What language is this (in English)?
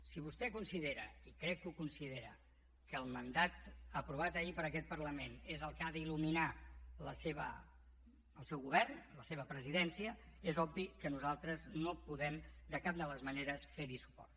Catalan